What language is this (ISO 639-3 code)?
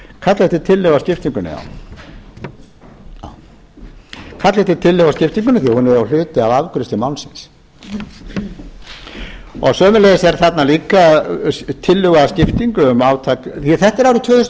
isl